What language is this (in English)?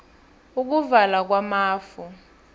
South Ndebele